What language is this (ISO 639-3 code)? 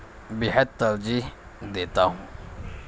urd